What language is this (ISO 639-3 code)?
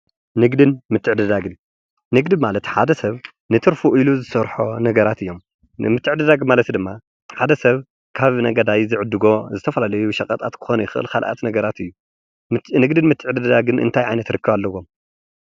tir